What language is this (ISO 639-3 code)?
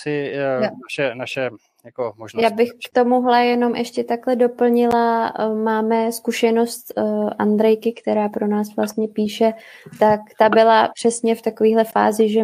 ces